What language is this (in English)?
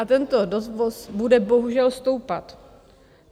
Czech